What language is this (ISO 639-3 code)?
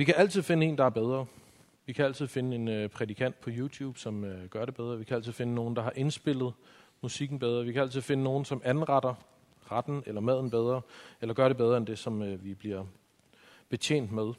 dan